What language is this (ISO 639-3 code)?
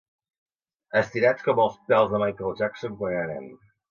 cat